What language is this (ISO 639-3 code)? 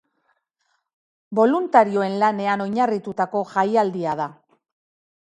eus